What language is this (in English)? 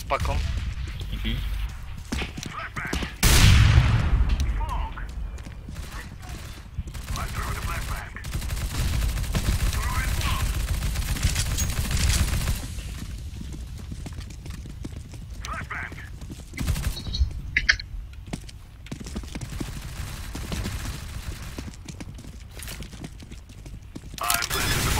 Polish